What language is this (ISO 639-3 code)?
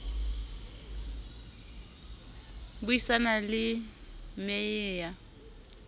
sot